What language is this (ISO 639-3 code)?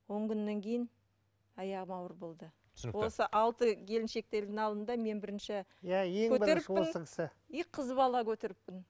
kaz